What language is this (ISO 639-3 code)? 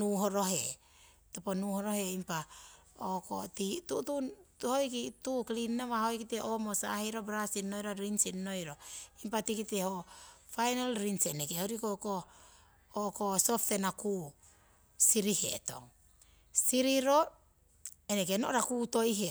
siw